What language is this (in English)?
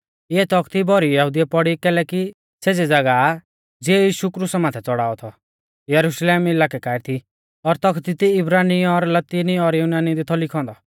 Mahasu Pahari